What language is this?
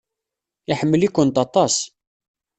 Kabyle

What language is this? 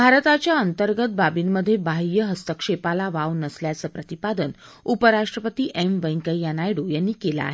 Marathi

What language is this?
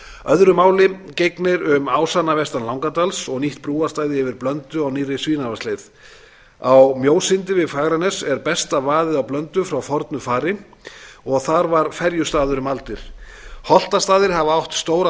Icelandic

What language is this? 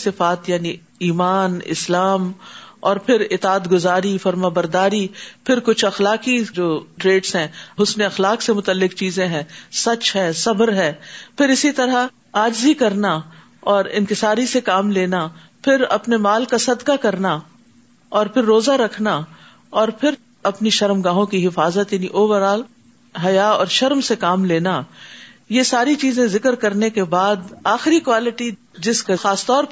Urdu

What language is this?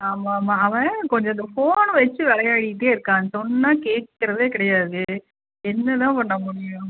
Tamil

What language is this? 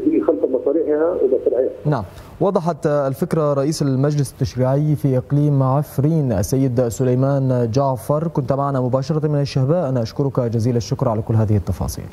Arabic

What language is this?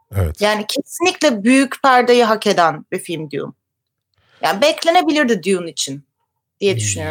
Turkish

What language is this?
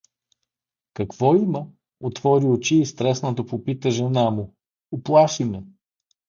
Bulgarian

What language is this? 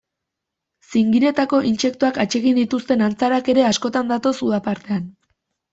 Basque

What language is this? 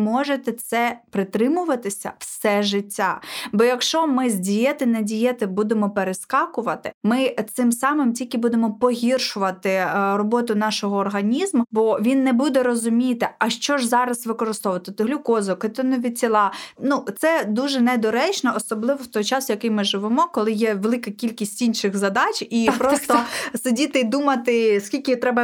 Ukrainian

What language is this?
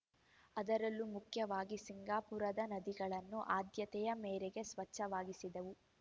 Kannada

